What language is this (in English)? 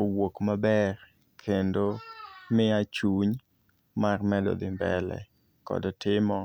Luo (Kenya and Tanzania)